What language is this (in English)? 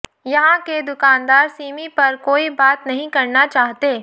Hindi